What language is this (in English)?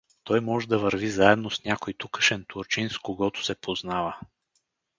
Bulgarian